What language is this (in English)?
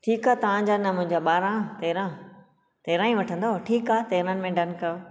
Sindhi